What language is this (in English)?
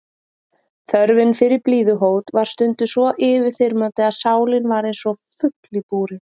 Icelandic